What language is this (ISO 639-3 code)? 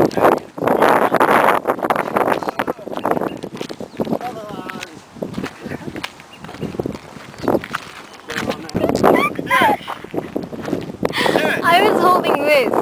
eng